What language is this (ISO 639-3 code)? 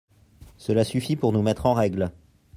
fra